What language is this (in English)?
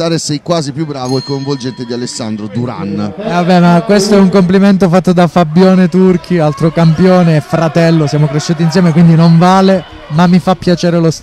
Italian